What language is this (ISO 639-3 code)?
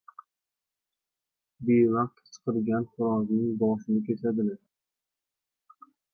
uzb